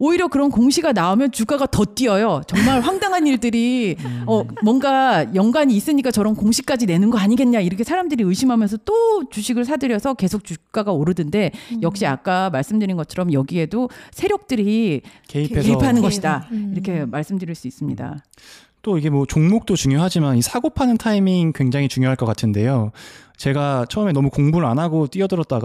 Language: Korean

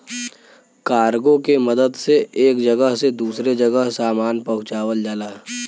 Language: Bhojpuri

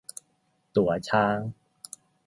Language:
Thai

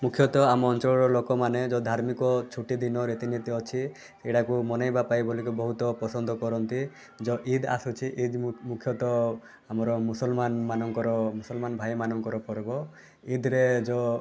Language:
Odia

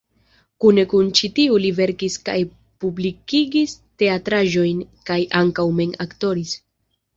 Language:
Esperanto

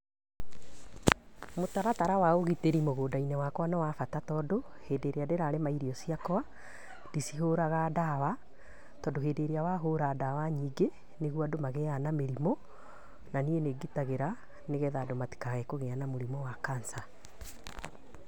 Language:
Kikuyu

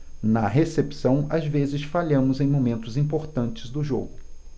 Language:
Portuguese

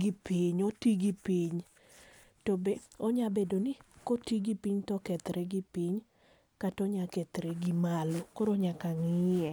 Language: Luo (Kenya and Tanzania)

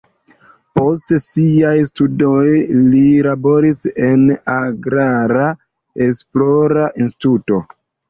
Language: Esperanto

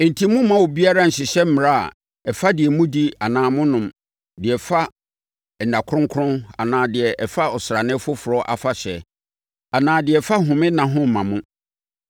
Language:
Akan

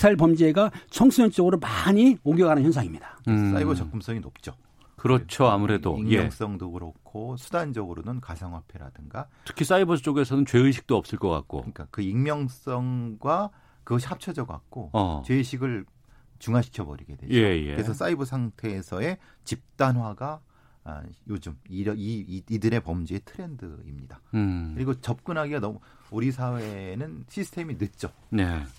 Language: Korean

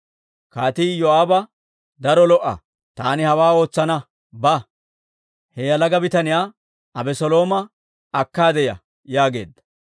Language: Dawro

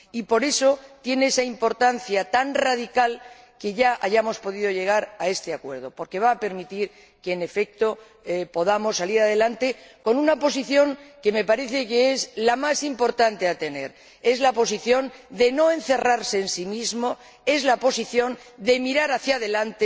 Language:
Spanish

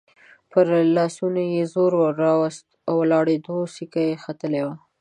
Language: Pashto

